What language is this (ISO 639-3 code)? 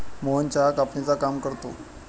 mar